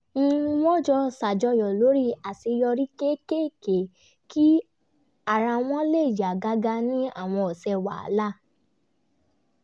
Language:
Yoruba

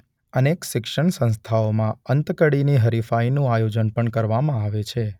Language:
Gujarati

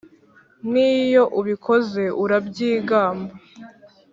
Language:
Kinyarwanda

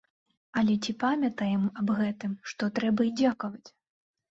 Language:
Belarusian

